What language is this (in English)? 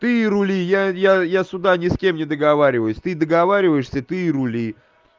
Russian